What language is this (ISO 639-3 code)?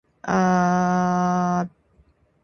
ind